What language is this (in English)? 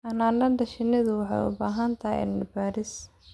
Somali